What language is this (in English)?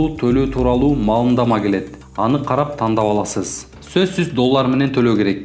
Turkish